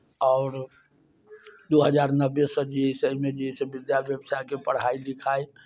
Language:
Maithili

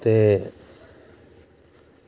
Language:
Dogri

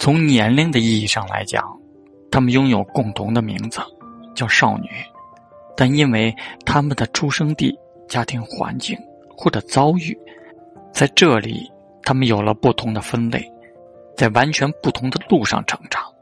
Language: Chinese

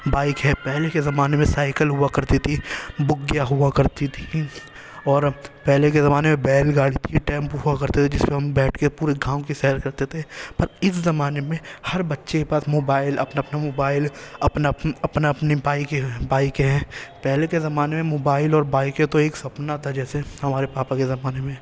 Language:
Urdu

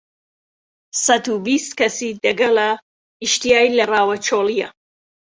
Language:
Central Kurdish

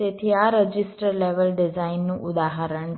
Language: Gujarati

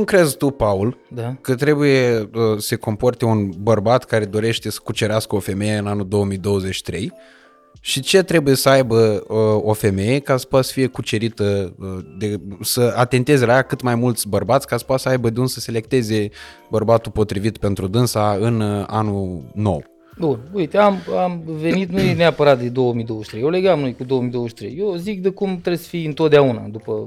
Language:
Romanian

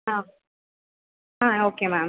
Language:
Tamil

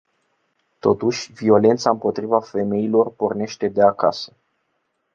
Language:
Romanian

